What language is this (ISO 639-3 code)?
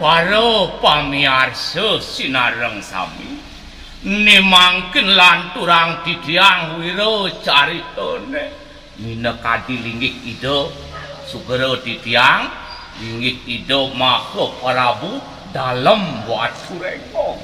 ind